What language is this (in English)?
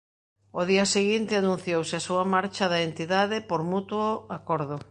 Galician